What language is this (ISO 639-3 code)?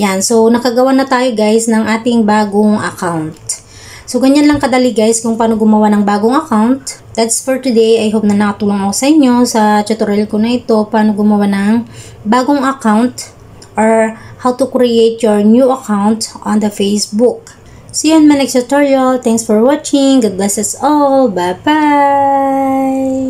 fil